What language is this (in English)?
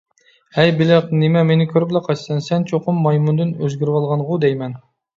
Uyghur